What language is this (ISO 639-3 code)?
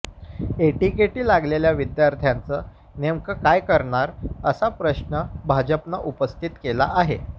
mar